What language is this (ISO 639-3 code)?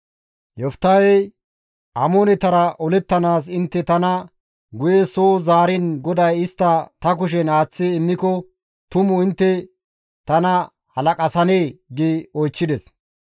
gmv